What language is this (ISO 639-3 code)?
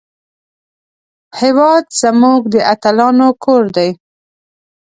pus